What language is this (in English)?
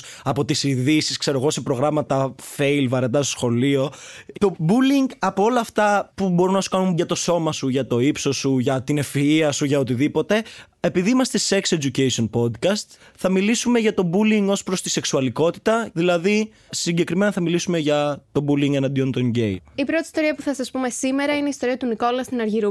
Greek